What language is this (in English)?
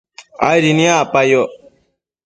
Matsés